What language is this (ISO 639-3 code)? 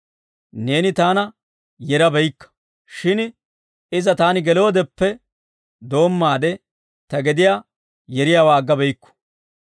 dwr